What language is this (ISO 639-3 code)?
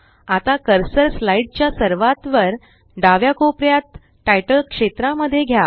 mar